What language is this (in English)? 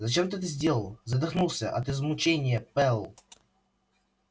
Russian